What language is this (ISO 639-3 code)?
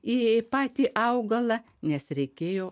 lit